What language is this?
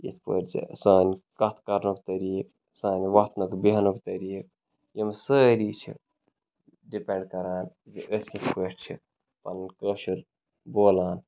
Kashmiri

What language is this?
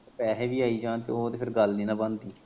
Punjabi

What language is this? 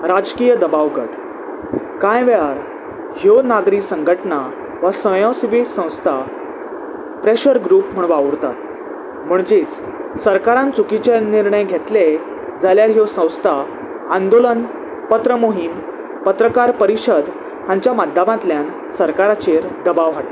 Konkani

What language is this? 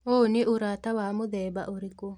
Kikuyu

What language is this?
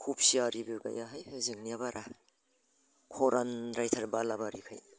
Bodo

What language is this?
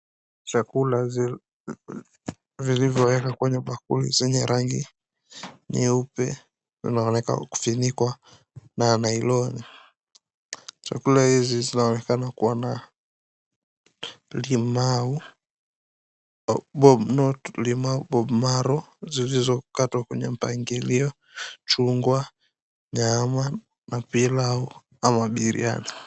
Swahili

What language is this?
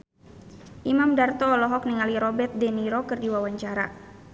Sundanese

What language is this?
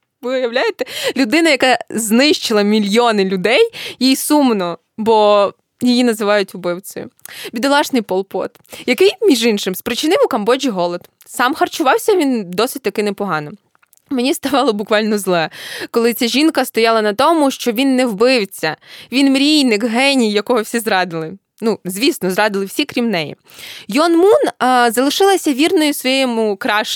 Ukrainian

